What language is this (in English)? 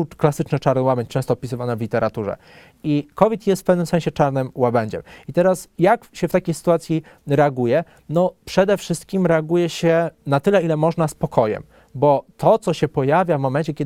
Polish